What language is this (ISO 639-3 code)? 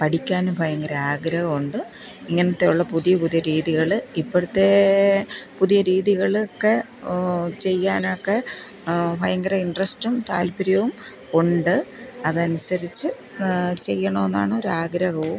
mal